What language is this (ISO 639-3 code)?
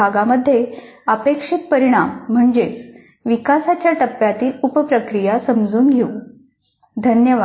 mar